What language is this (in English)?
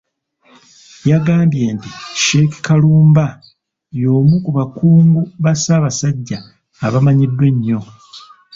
Ganda